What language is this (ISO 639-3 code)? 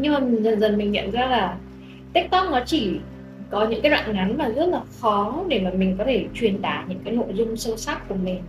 vie